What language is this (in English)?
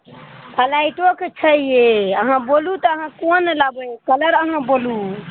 Maithili